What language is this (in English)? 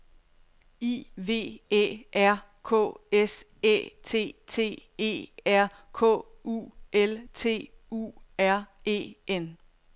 Danish